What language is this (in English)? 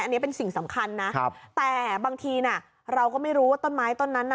Thai